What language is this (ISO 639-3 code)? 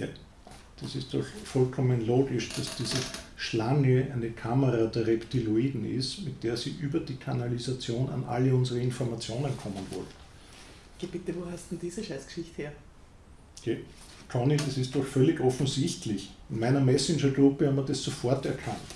deu